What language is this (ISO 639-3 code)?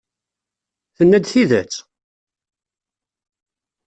kab